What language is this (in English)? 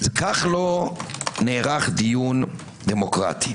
Hebrew